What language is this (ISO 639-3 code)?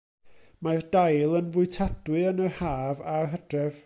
cym